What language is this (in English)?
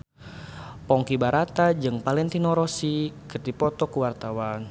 Sundanese